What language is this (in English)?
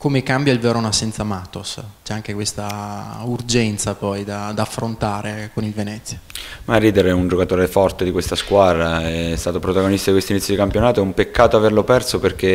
Italian